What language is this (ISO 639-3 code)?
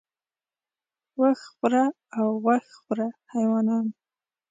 pus